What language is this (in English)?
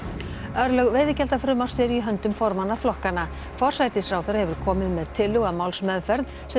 Icelandic